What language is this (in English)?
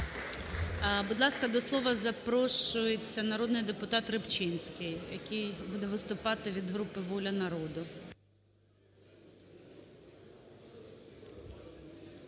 Ukrainian